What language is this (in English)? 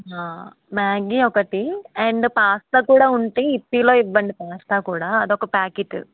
Telugu